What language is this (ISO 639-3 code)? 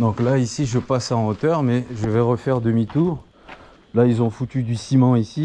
fra